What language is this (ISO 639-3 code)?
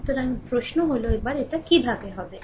ben